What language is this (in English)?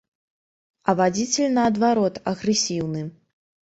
Belarusian